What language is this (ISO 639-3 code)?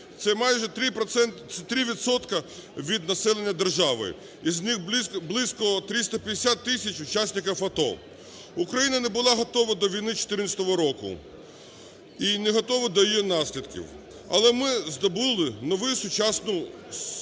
ukr